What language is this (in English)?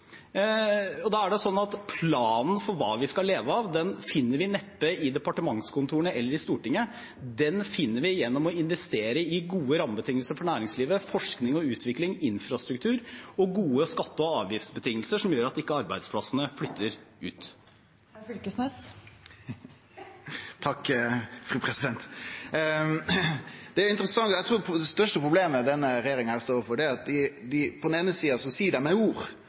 Norwegian